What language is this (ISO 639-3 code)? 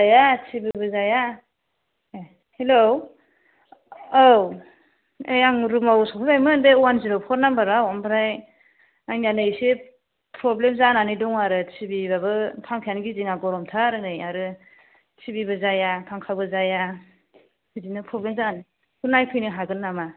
brx